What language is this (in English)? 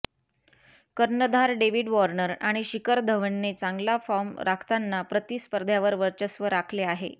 Marathi